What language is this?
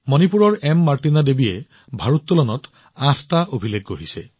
Assamese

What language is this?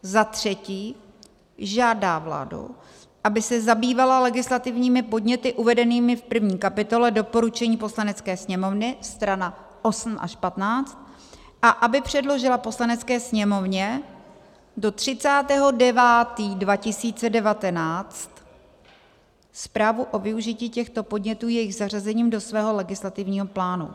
Czech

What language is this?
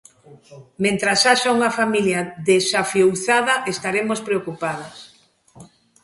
Galician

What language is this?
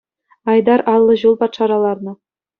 Chuvash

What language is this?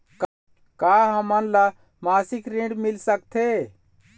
Chhattisgarhi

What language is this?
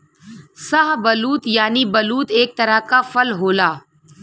Bhojpuri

